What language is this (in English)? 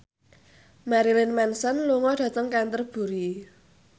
Javanese